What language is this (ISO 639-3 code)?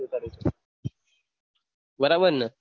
guj